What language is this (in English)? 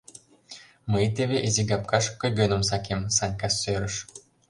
Mari